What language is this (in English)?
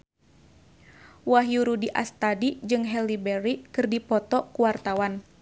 Sundanese